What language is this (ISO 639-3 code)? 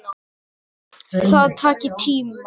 isl